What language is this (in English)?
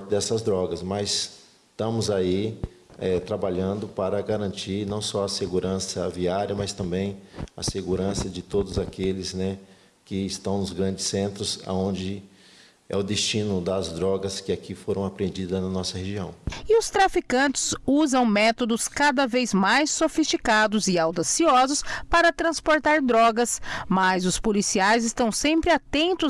Portuguese